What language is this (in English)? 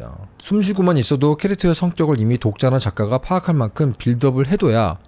Korean